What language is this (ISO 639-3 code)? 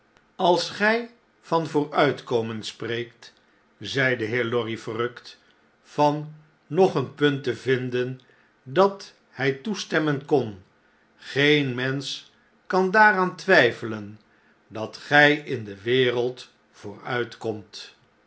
nld